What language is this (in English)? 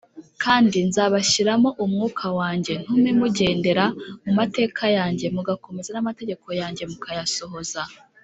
Kinyarwanda